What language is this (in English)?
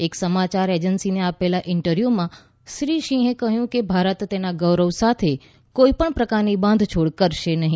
Gujarati